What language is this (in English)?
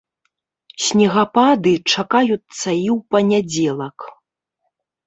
Belarusian